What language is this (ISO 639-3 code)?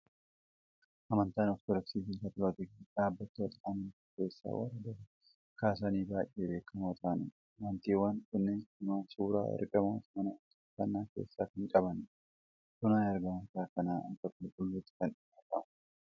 orm